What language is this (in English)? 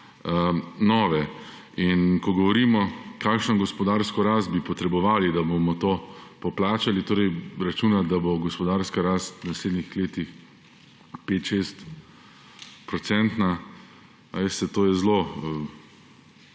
Slovenian